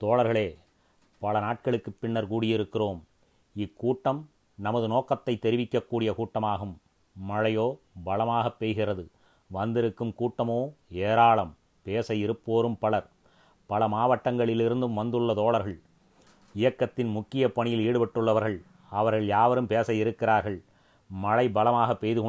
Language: Tamil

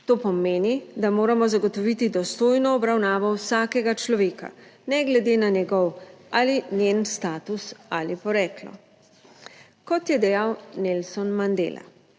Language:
Slovenian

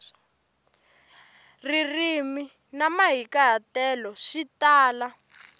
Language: Tsonga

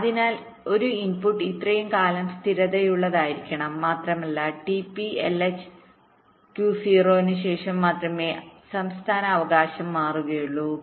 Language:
Malayalam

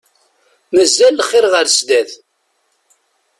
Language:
Kabyle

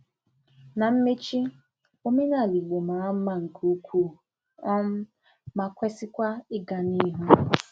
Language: Igbo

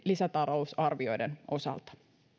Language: Finnish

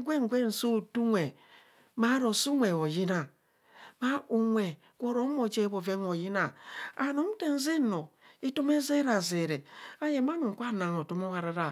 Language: Kohumono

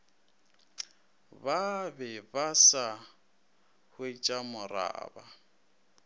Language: Northern Sotho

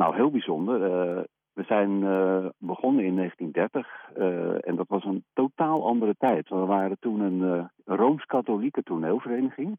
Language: Dutch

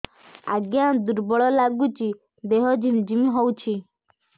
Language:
Odia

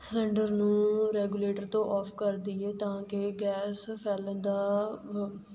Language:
Punjabi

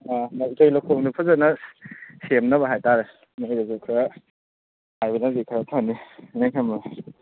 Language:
Manipuri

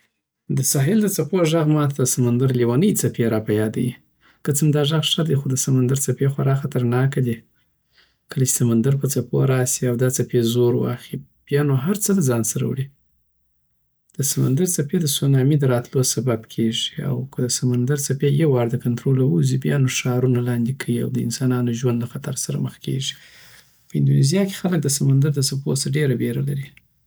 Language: Southern Pashto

